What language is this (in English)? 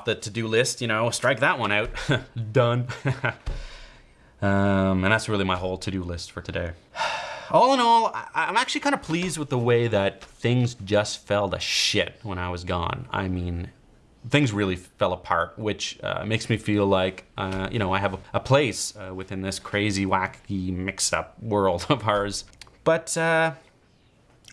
English